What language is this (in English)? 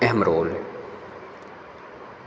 Hindi